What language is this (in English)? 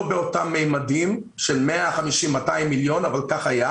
Hebrew